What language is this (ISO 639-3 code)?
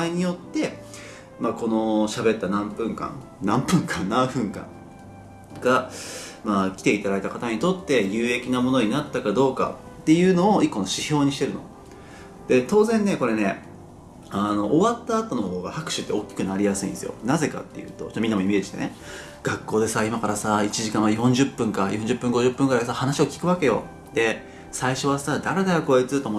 jpn